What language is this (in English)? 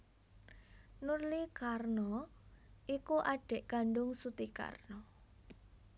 Javanese